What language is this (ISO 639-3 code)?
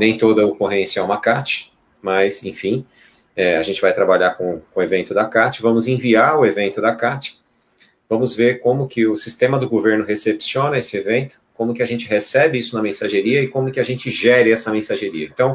por